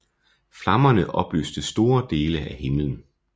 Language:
Danish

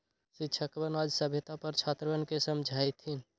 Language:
Magahi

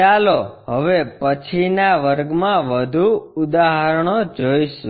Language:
Gujarati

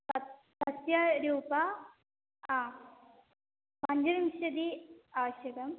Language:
Sanskrit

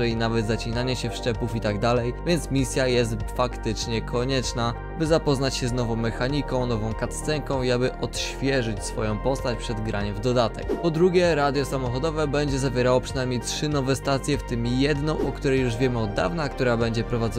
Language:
Polish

